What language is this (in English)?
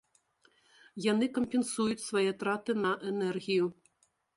Belarusian